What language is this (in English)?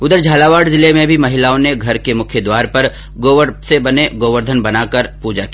Hindi